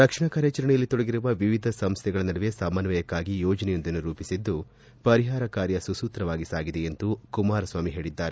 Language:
Kannada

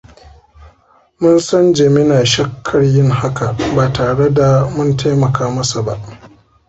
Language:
Hausa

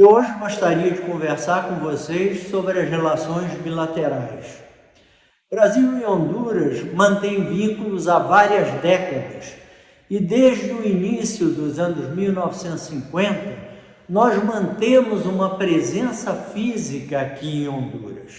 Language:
Portuguese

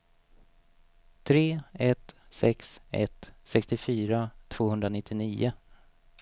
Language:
Swedish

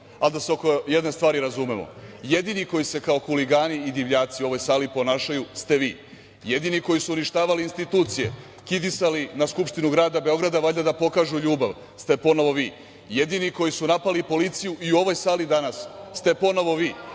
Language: Serbian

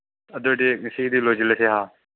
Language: Manipuri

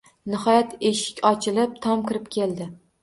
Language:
Uzbek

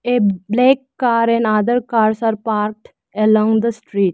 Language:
English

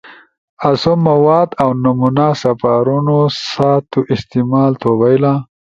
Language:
Ushojo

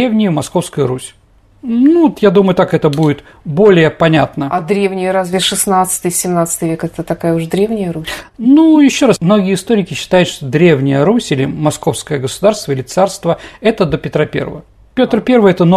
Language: Russian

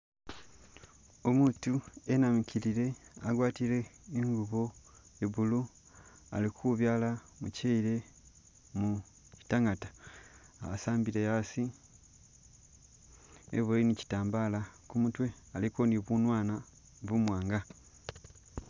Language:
Masaaba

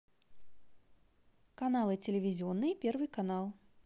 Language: Russian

